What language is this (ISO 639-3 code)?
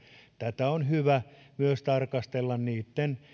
fin